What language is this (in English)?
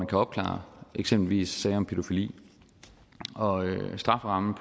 Danish